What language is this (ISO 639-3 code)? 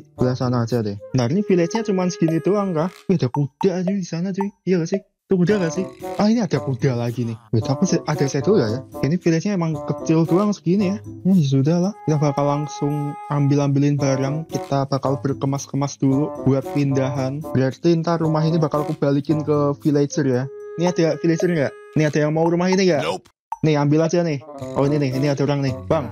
ind